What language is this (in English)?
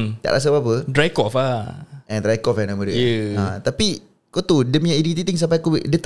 Malay